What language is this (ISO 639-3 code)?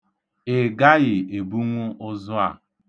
ibo